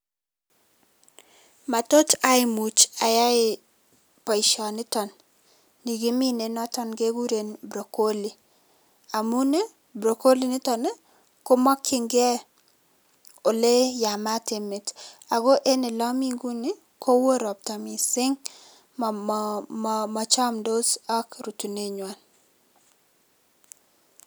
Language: Kalenjin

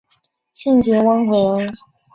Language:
Chinese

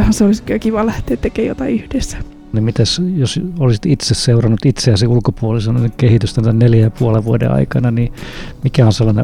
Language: Finnish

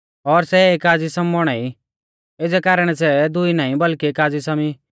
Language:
Mahasu Pahari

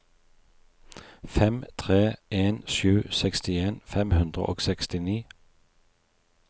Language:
Norwegian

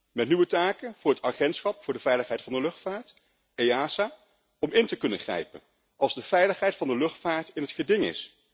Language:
Dutch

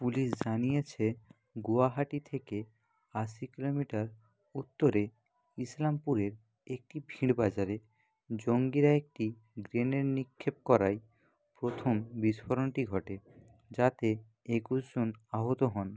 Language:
Bangla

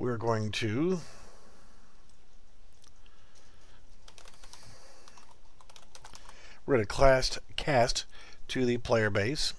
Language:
English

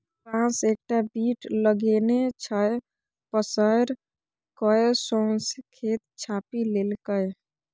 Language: Maithili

